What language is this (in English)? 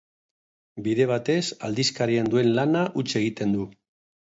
Basque